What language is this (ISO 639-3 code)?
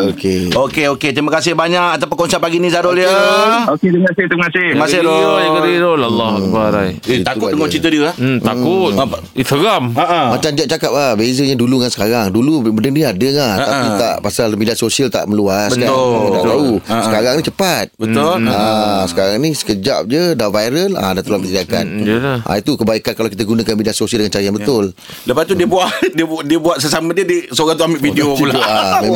msa